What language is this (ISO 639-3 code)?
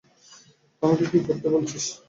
ben